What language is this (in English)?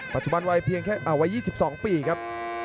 Thai